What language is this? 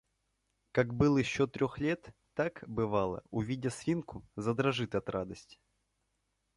Russian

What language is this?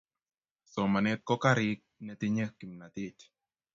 Kalenjin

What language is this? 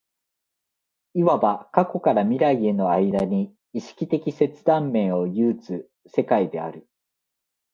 Japanese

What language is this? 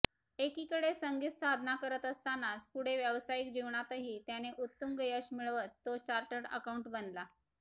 Marathi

